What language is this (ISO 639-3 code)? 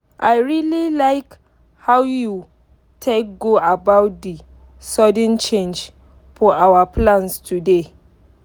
pcm